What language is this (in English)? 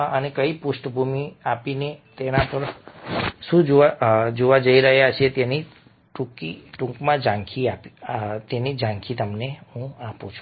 Gujarati